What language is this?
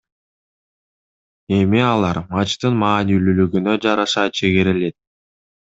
Kyrgyz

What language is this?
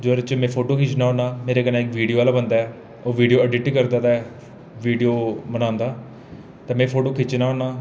Dogri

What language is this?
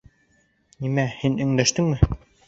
Bashkir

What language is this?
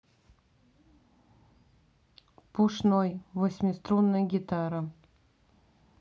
Russian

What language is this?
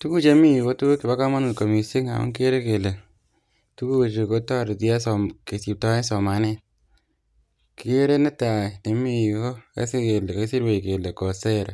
Kalenjin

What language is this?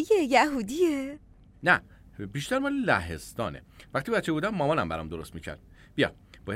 Persian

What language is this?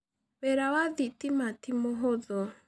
Kikuyu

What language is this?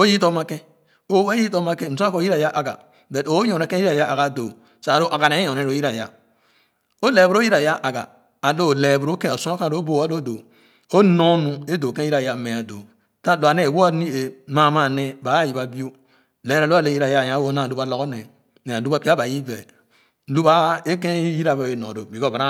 Khana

